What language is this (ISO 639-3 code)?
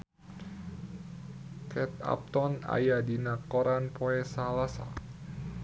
sun